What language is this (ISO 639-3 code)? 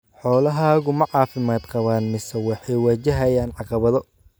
som